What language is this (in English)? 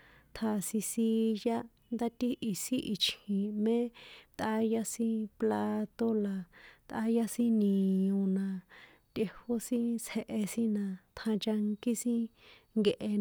San Juan Atzingo Popoloca